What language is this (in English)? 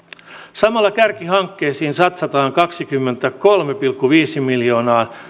Finnish